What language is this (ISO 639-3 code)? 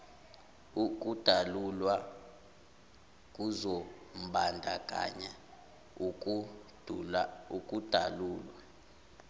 zul